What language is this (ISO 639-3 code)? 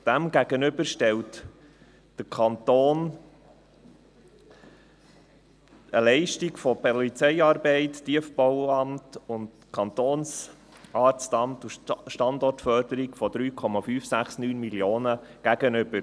gsw